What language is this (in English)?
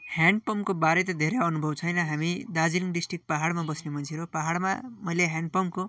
Nepali